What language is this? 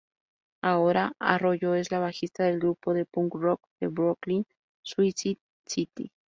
Spanish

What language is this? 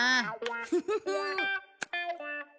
Japanese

